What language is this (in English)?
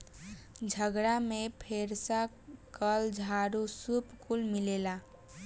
Bhojpuri